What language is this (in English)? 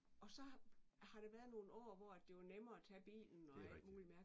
Danish